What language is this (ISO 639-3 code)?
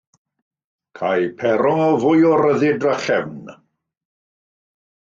cym